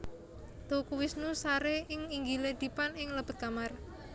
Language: Javanese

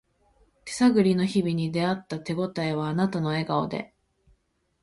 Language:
Japanese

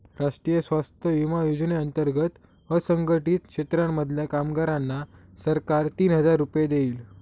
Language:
Marathi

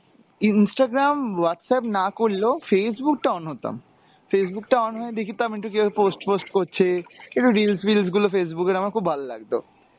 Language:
Bangla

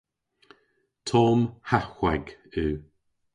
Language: Cornish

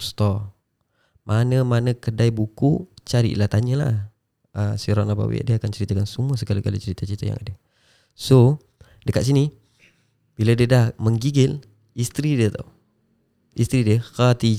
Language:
Malay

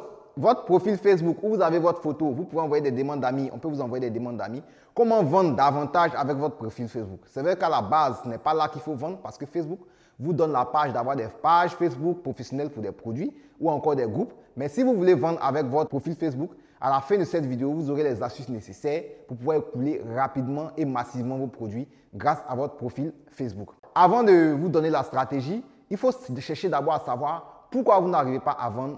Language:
French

